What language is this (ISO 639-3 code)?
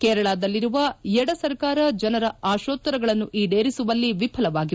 kan